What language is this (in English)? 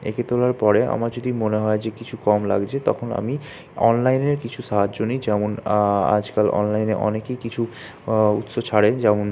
Bangla